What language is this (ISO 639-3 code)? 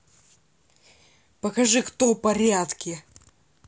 rus